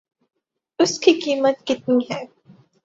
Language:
Urdu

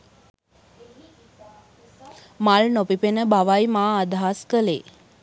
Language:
Sinhala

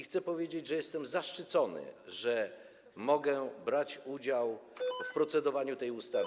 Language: Polish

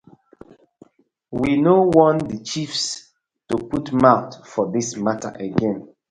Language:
Nigerian Pidgin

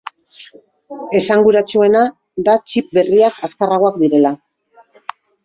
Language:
Basque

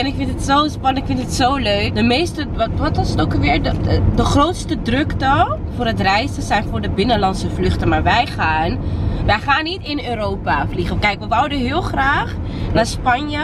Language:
Dutch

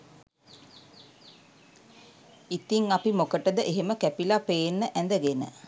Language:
Sinhala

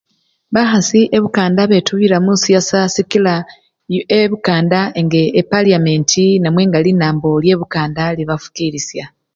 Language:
Luyia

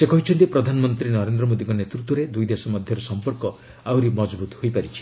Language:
Odia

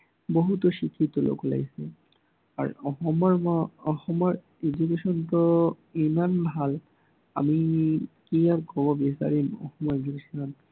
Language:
Assamese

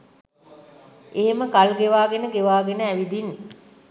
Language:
Sinhala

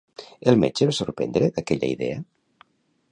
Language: Catalan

